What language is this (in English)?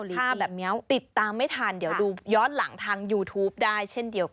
Thai